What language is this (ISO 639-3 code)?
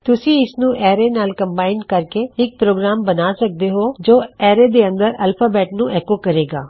pan